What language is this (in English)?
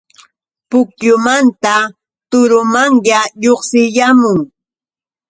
Yauyos Quechua